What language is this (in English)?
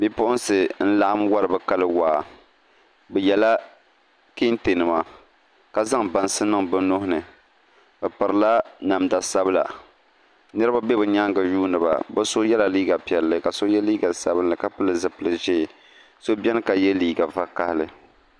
Dagbani